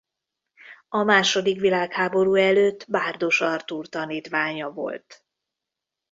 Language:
Hungarian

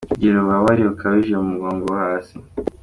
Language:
Kinyarwanda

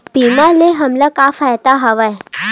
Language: Chhattisgarhi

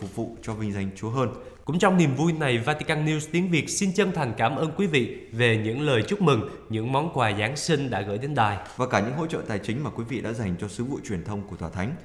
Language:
Vietnamese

